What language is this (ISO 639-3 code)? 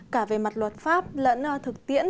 vie